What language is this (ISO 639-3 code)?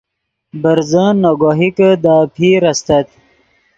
ydg